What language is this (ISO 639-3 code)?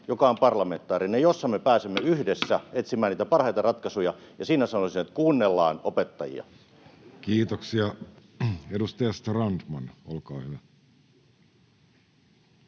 fin